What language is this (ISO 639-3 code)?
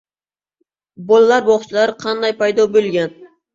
uzb